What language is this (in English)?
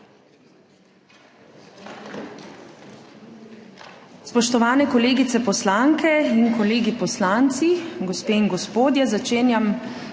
Slovenian